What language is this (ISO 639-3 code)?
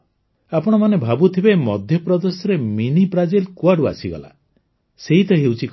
ori